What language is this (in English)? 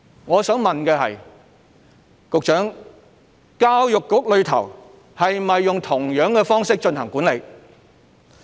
Cantonese